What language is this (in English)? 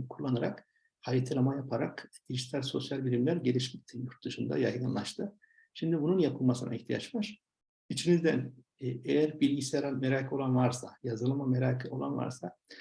Turkish